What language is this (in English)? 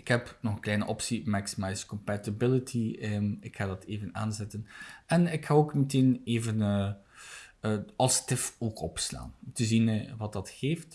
Dutch